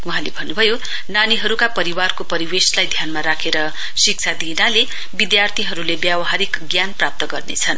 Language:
Nepali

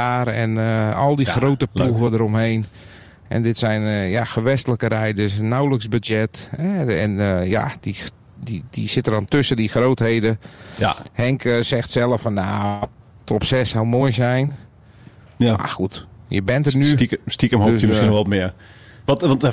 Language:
Dutch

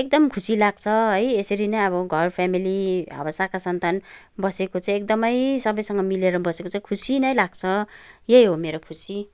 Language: Nepali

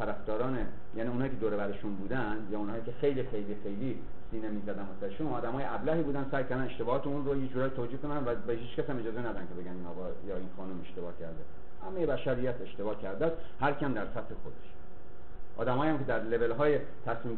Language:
Persian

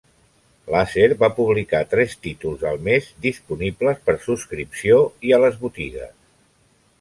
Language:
Catalan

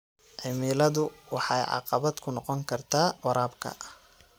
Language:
Somali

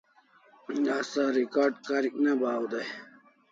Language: Kalasha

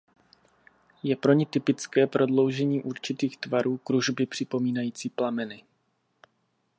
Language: Czech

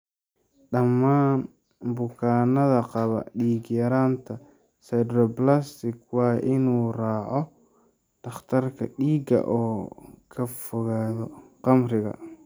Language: Somali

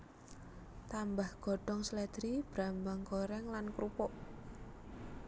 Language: Javanese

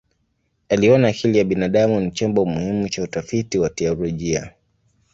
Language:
Swahili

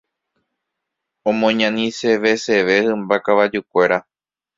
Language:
Guarani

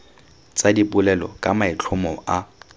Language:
Tswana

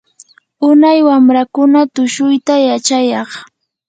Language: Yanahuanca Pasco Quechua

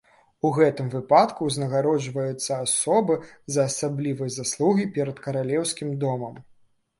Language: Belarusian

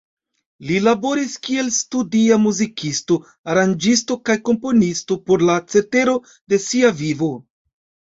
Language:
Esperanto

